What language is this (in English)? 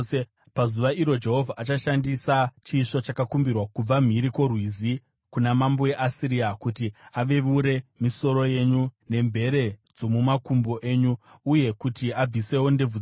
Shona